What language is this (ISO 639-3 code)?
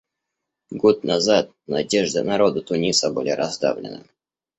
rus